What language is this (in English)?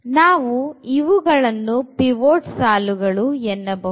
Kannada